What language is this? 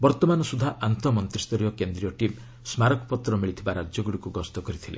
Odia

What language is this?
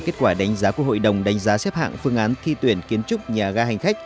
Vietnamese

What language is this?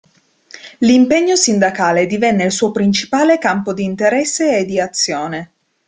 Italian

